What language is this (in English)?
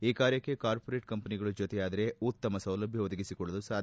Kannada